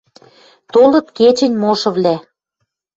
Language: Western Mari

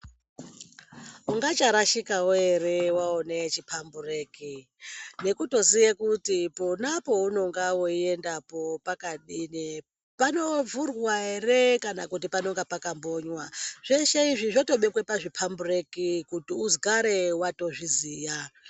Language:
Ndau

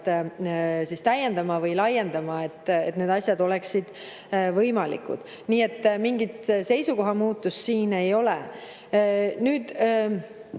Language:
Estonian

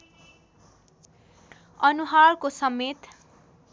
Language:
Nepali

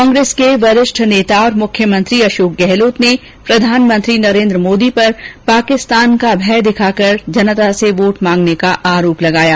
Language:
Hindi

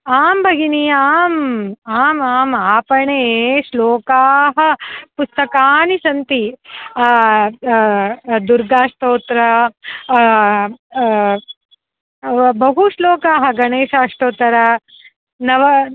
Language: Sanskrit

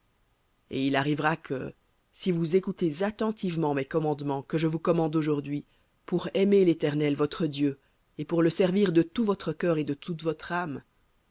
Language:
French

